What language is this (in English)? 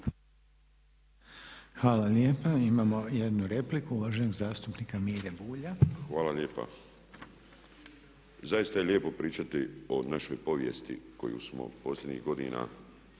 Croatian